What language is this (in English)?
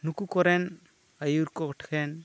Santali